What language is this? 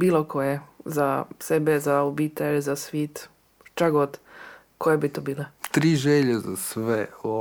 Croatian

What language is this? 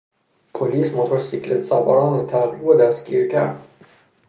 Persian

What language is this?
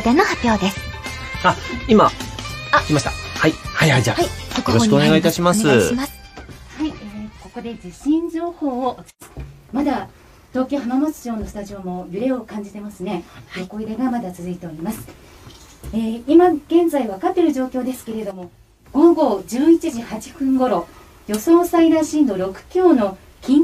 Japanese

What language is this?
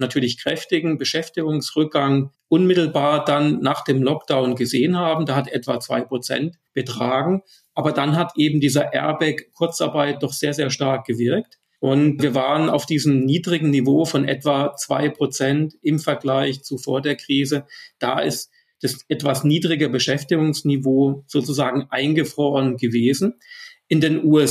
German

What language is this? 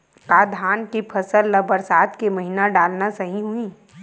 Chhattisgarhi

